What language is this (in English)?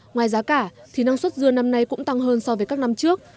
Vietnamese